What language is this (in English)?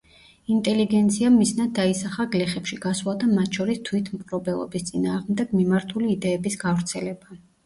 Georgian